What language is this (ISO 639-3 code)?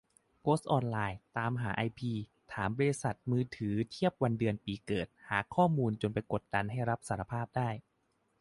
tha